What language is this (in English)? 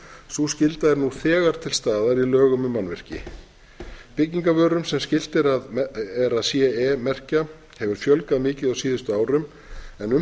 Icelandic